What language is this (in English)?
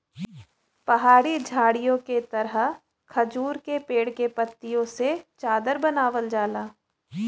Bhojpuri